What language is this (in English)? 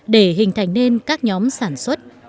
Vietnamese